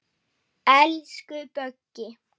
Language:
Icelandic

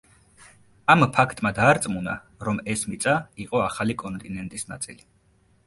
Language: Georgian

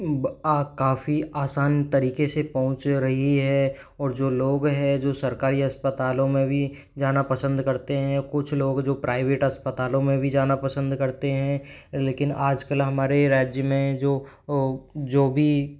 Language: Hindi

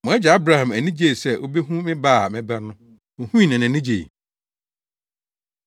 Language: Akan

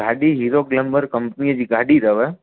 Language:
Sindhi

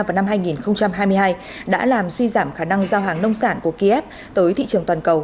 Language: Vietnamese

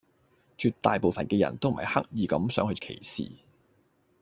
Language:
Cantonese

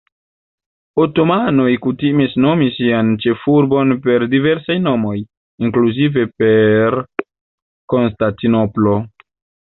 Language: Esperanto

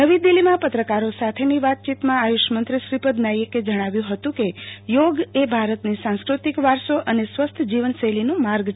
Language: Gujarati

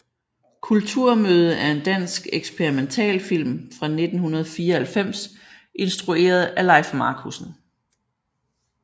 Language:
Danish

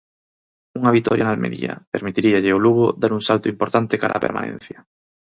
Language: Galician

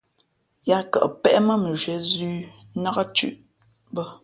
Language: Fe'fe'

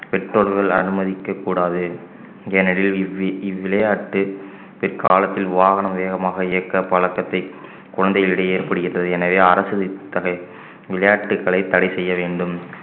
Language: Tamil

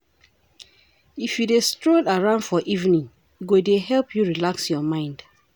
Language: Nigerian Pidgin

